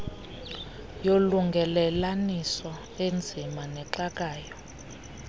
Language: Xhosa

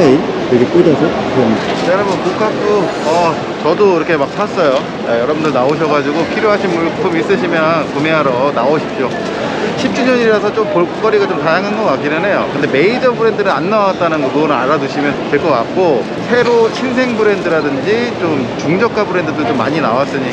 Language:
Korean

